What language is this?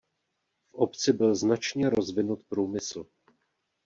Czech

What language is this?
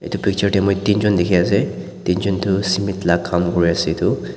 Naga Pidgin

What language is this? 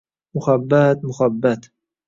Uzbek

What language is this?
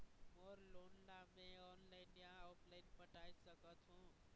Chhattisgarhi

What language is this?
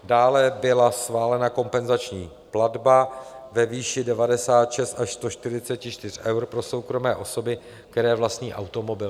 Czech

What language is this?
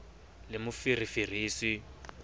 Southern Sotho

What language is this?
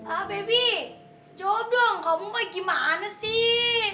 Indonesian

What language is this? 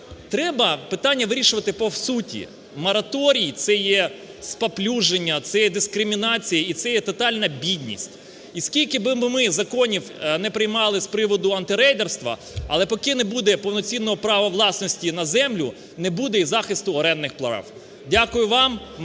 Ukrainian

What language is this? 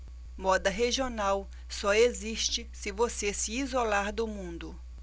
Portuguese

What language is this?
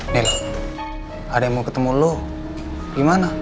Indonesian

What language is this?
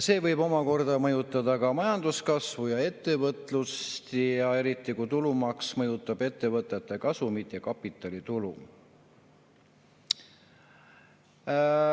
Estonian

